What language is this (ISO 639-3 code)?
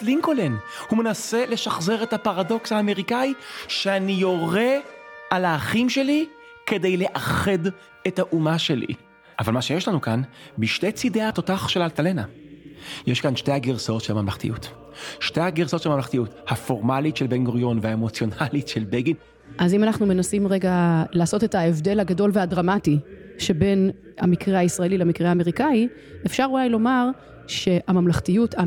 heb